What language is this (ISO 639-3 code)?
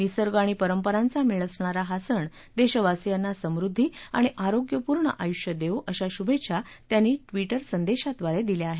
mar